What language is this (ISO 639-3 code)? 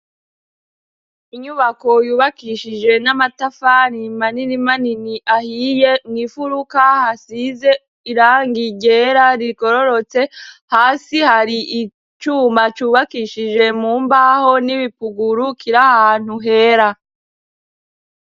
run